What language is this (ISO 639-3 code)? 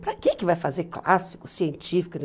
por